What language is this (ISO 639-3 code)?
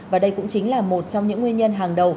vie